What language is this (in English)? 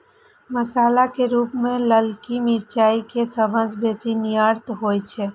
Maithili